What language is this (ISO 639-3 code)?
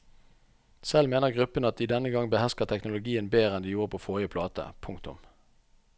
nor